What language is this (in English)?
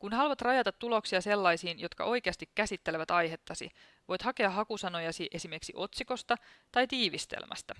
Finnish